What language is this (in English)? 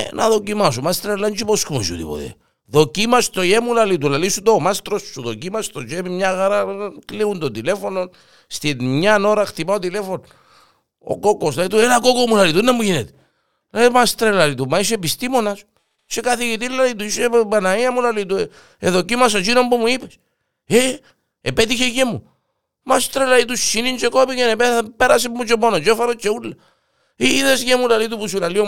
Greek